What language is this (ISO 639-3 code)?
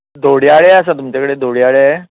kok